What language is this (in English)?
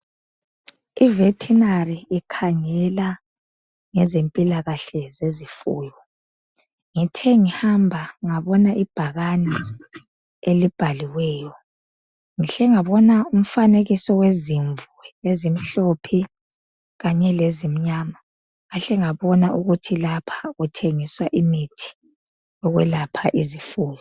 North Ndebele